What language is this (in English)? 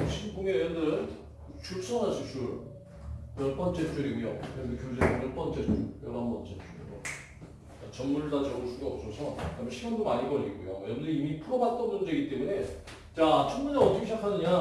Korean